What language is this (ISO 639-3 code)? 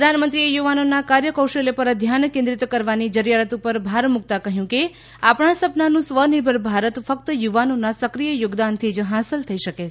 guj